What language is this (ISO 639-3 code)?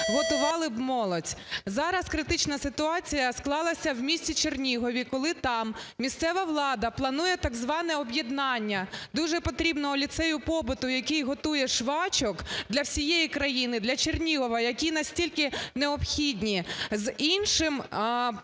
ukr